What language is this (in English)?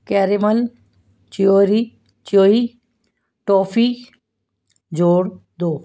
Punjabi